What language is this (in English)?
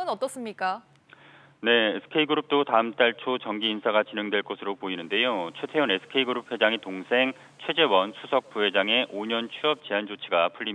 Korean